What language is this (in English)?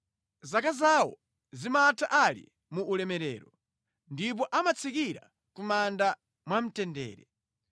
Nyanja